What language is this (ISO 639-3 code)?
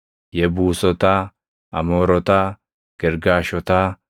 orm